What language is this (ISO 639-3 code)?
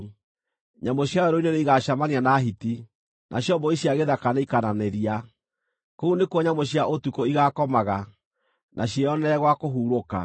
kik